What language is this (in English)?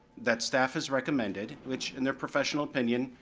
English